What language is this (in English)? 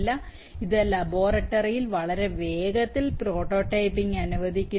Malayalam